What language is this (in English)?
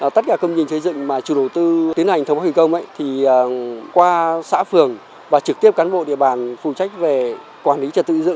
Vietnamese